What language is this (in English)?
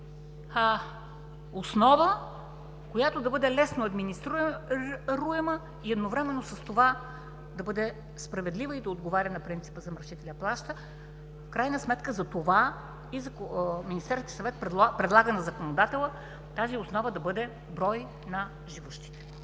Bulgarian